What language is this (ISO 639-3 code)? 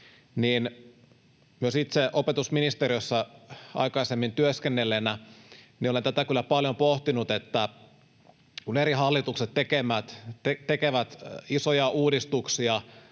fin